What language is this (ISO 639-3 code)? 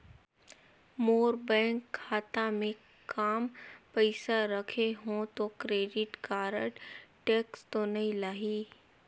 hne